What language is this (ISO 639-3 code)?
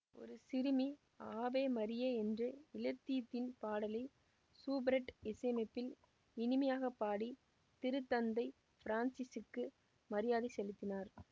tam